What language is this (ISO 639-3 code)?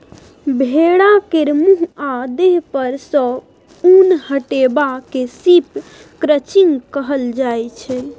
mai